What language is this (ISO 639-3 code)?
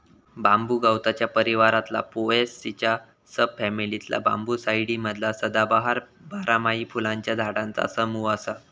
mar